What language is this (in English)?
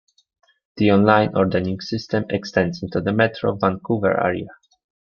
English